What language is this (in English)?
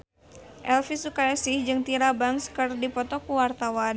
Sundanese